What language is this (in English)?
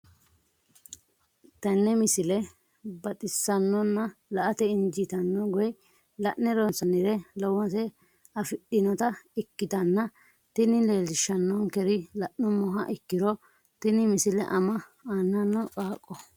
Sidamo